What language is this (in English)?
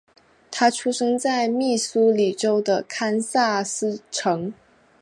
Chinese